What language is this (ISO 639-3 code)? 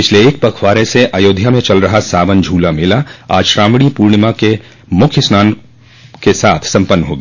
hin